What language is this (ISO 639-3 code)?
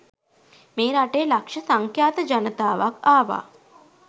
sin